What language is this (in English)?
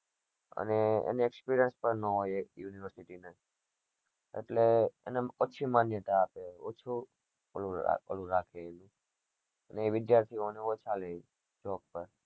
Gujarati